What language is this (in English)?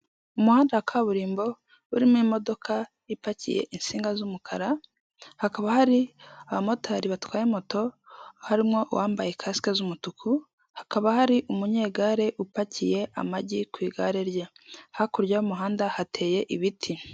Kinyarwanda